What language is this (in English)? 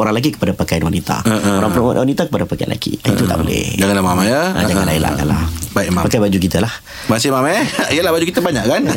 Malay